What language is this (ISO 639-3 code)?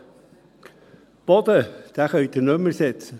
gsw